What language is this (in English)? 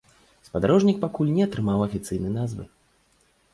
Belarusian